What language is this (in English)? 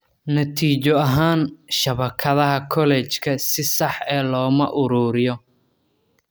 Somali